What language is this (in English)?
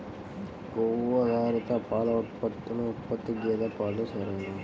Telugu